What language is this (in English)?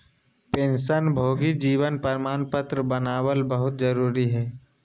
Magahi